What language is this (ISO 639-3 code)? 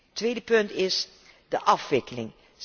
nld